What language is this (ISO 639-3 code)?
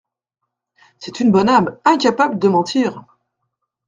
fra